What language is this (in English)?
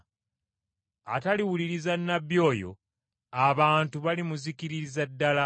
Ganda